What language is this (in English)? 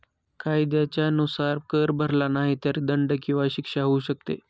Marathi